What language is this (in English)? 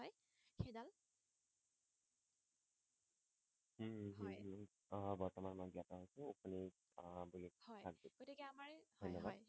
Assamese